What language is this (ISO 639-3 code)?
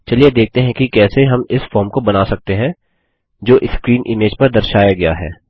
hin